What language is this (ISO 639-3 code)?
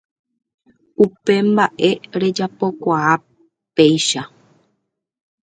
grn